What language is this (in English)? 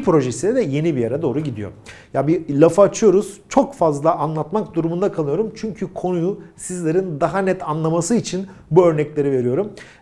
Turkish